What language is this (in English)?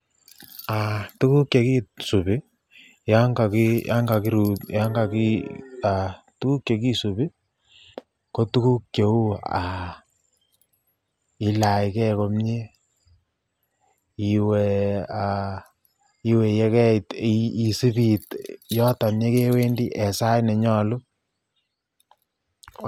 Kalenjin